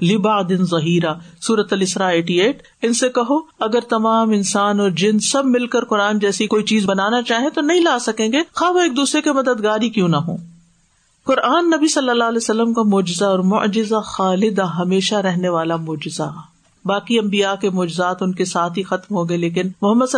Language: Urdu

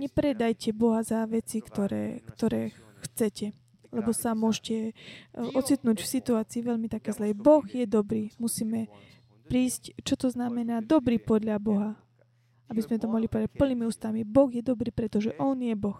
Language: Slovak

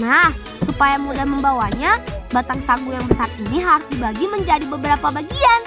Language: Indonesian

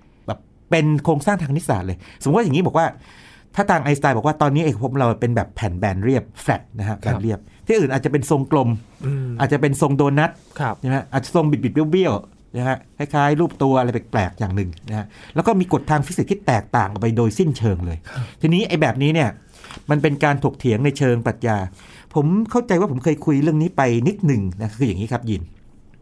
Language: Thai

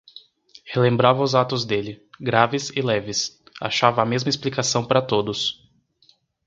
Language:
Portuguese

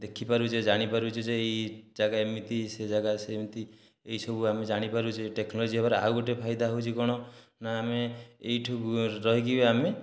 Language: Odia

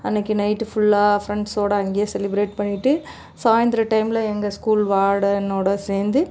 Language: Tamil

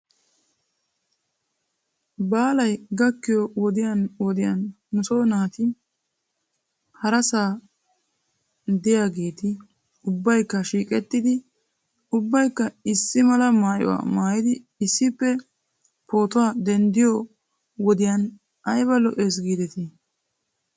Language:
Wolaytta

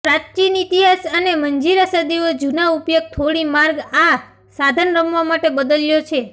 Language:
Gujarati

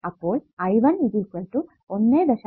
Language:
Malayalam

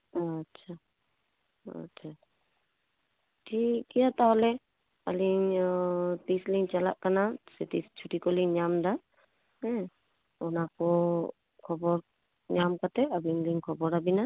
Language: Santali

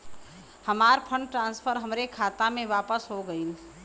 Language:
Bhojpuri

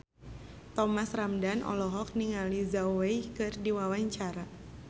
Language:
Sundanese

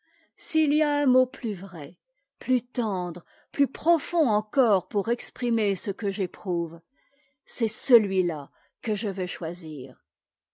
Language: French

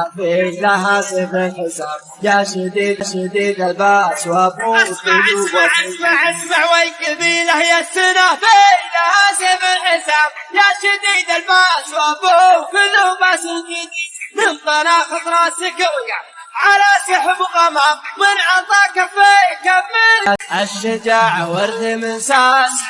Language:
Arabic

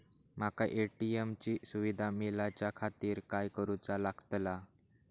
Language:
Marathi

